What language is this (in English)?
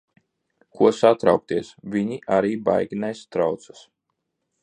Latvian